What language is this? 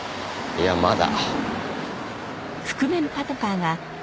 Japanese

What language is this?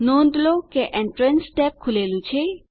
Gujarati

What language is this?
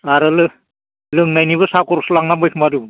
Bodo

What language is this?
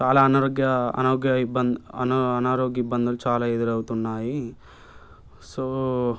Telugu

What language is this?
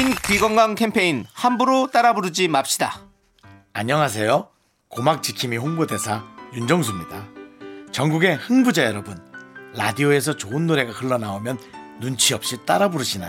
Korean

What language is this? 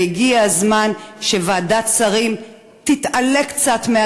Hebrew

